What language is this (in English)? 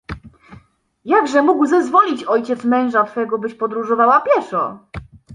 Polish